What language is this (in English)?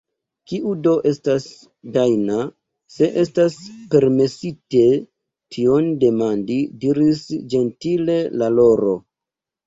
Esperanto